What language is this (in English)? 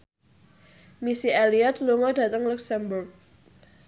Javanese